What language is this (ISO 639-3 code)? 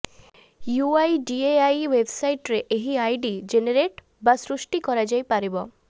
ori